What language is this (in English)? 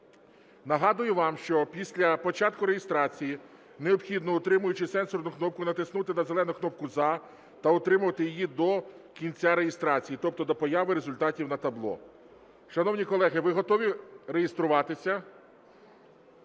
Ukrainian